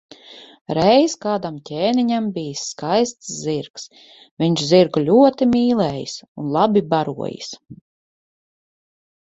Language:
Latvian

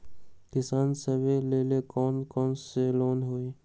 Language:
Magahi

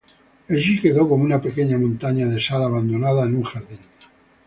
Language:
Spanish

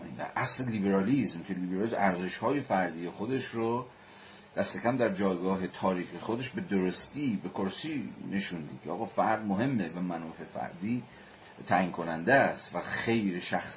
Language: Persian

